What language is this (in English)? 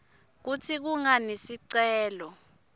Swati